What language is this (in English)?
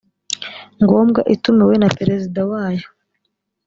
Kinyarwanda